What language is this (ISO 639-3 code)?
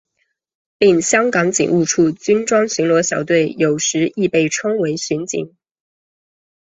zho